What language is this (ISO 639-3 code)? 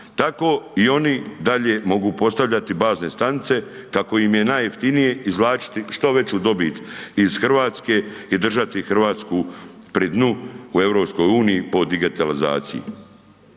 hrv